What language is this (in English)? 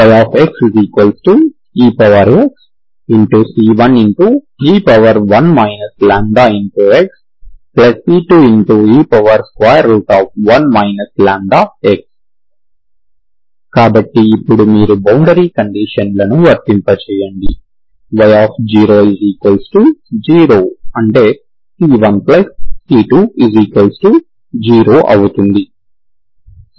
Telugu